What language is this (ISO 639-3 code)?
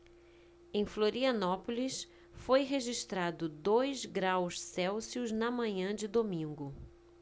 por